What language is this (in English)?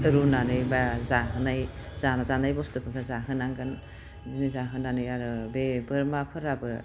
Bodo